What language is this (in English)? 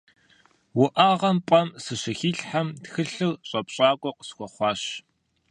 Kabardian